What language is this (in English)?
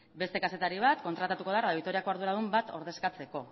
Basque